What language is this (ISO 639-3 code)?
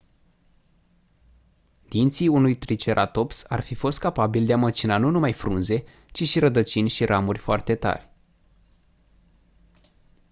ron